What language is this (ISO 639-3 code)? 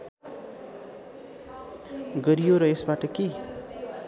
nep